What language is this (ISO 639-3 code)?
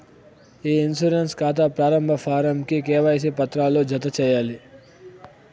tel